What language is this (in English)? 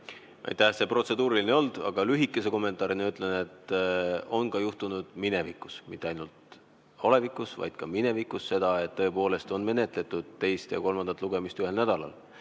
Estonian